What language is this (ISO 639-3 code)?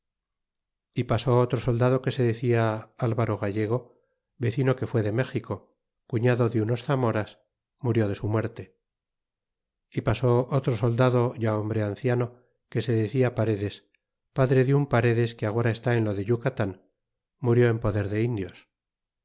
spa